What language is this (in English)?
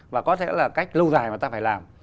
Vietnamese